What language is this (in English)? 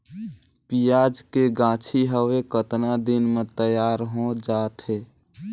Chhattisgarhi